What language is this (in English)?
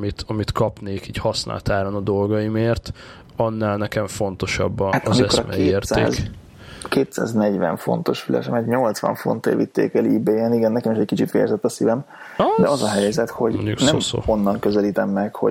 Hungarian